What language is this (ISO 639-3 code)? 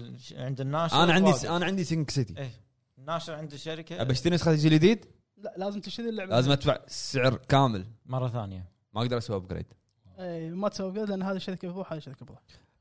ara